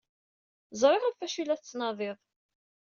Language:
Kabyle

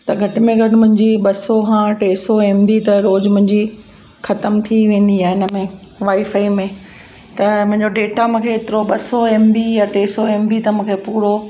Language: Sindhi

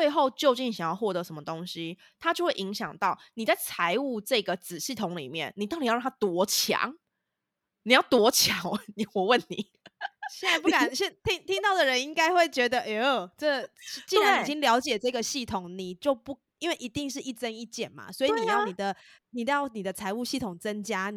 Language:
Chinese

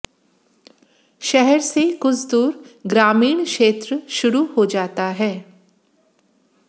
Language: Hindi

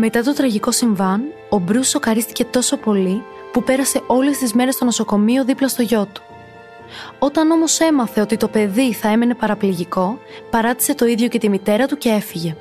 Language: Greek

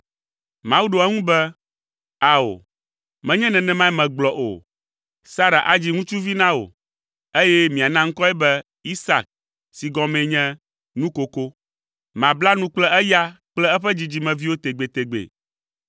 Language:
Ewe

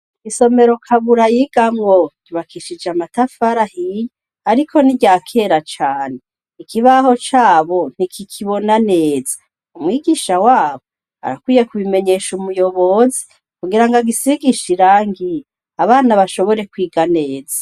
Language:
Rundi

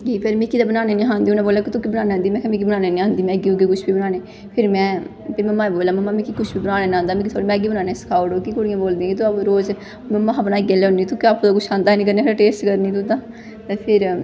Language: Dogri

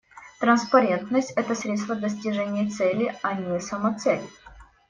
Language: Russian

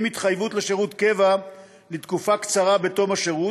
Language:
Hebrew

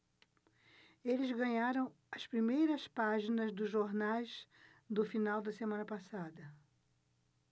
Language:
Portuguese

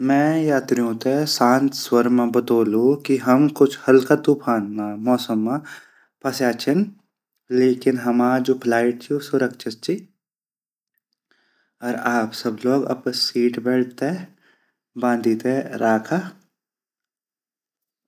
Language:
Garhwali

